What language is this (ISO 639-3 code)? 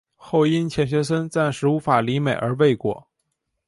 zho